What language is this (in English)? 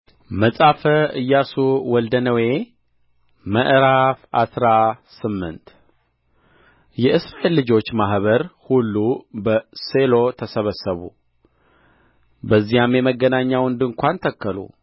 Amharic